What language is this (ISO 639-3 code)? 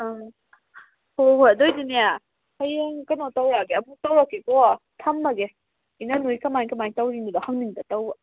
mni